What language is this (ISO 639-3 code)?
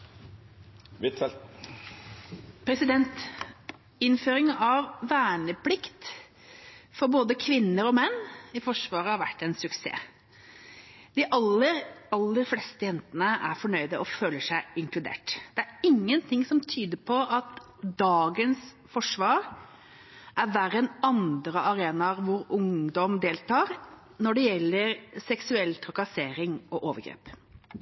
nor